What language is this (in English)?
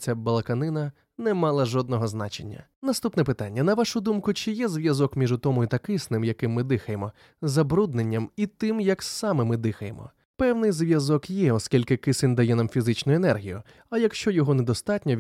Ukrainian